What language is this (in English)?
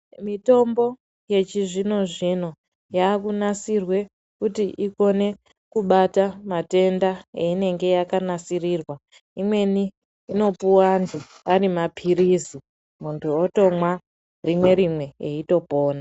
Ndau